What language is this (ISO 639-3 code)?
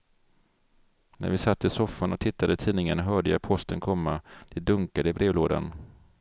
swe